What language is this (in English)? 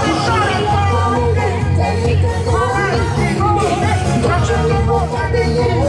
Japanese